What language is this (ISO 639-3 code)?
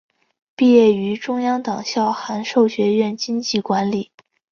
zho